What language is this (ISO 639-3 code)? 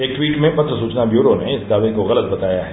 hin